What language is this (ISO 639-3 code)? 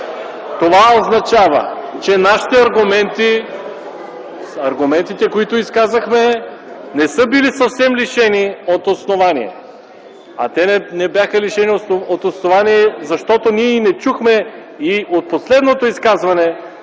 bul